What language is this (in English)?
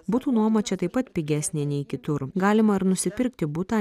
Lithuanian